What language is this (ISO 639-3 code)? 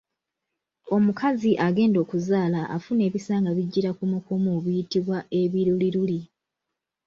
lug